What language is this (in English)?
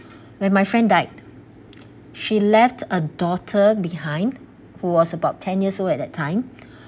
English